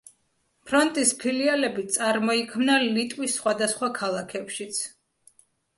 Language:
Georgian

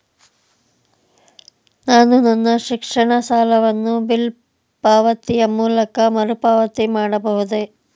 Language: Kannada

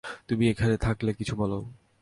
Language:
Bangla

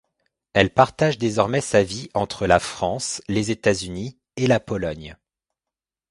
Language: French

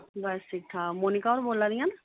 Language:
Dogri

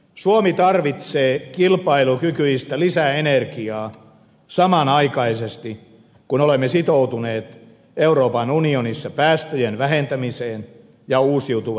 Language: Finnish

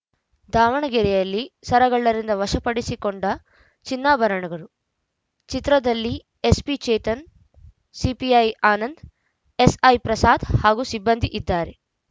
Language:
Kannada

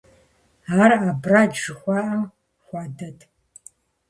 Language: Kabardian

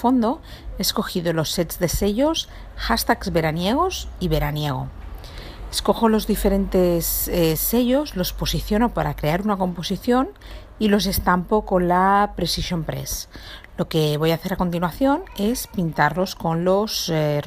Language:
Spanish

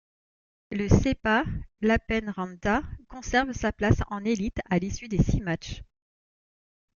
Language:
French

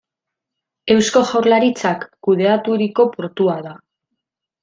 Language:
Basque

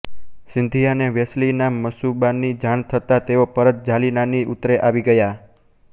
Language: Gujarati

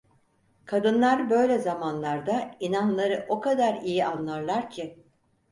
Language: Turkish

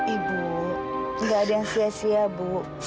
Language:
Indonesian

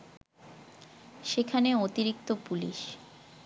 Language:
Bangla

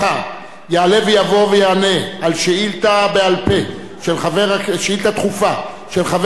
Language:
Hebrew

